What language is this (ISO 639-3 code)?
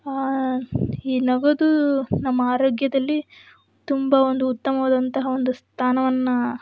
kan